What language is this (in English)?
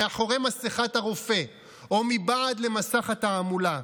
Hebrew